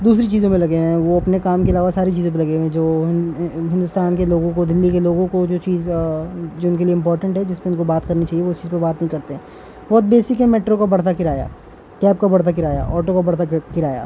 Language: Urdu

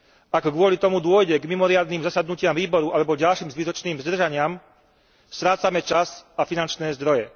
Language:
Slovak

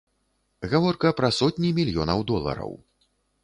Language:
Belarusian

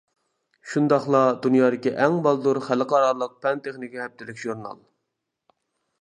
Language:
Uyghur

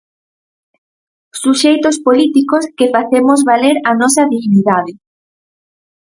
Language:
Galician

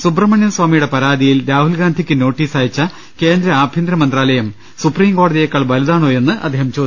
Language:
Malayalam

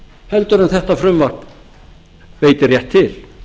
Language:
Icelandic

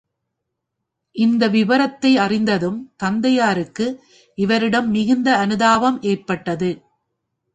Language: Tamil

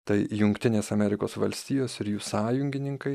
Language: Lithuanian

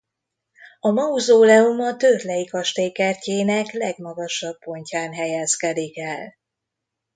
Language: Hungarian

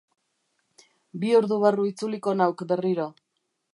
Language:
Basque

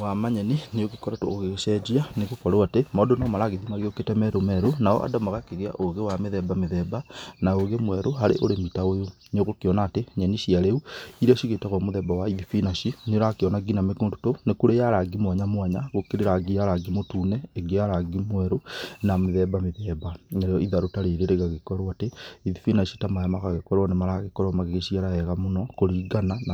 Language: Kikuyu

